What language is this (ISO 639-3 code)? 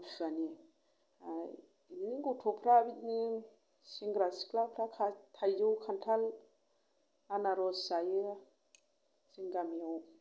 brx